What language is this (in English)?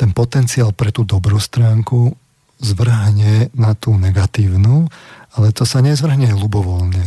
Slovak